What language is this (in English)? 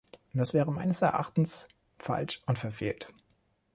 German